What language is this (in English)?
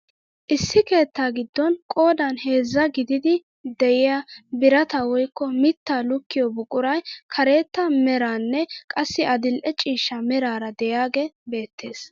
Wolaytta